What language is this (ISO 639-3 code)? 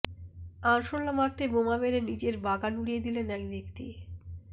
ben